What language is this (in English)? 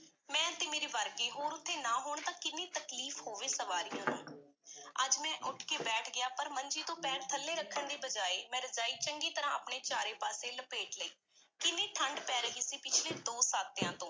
Punjabi